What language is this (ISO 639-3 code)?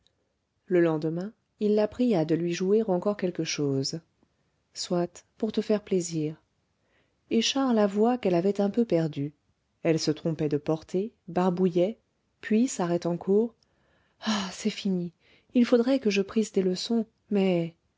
fra